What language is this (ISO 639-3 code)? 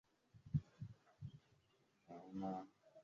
swa